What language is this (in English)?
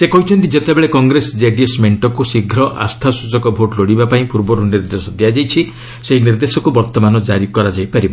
Odia